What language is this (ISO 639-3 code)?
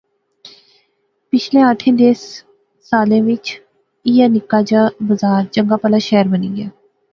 phr